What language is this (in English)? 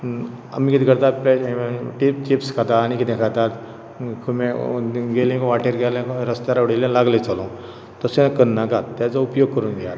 Konkani